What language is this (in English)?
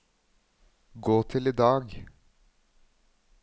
Norwegian